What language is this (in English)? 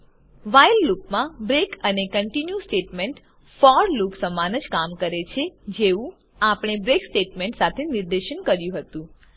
Gujarati